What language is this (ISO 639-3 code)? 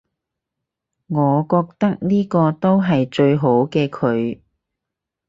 yue